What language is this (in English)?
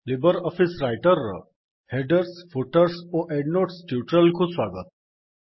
Odia